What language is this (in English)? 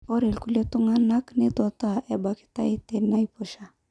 Masai